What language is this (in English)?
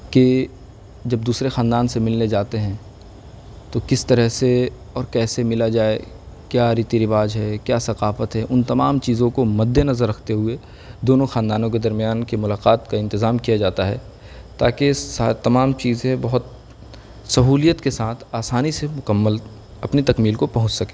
Urdu